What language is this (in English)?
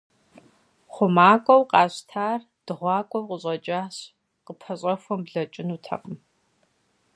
Kabardian